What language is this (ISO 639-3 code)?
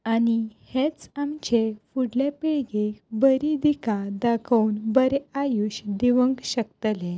kok